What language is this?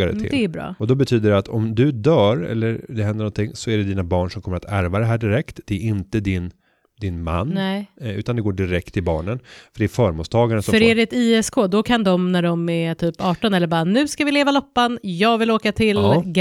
Swedish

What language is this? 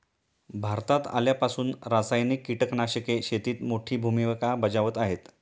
Marathi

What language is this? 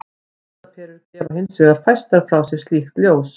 Icelandic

